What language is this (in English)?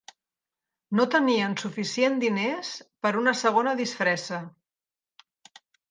Catalan